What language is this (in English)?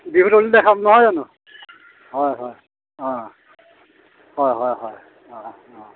Assamese